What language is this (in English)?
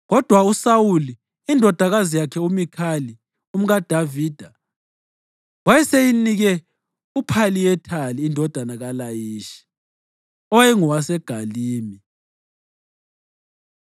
North Ndebele